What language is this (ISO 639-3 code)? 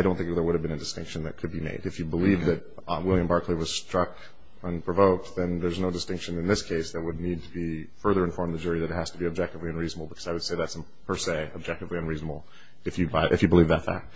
eng